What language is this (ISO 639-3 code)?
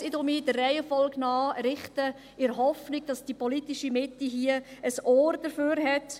gsw